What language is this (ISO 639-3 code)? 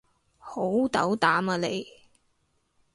yue